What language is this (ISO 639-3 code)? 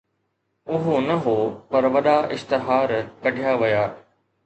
snd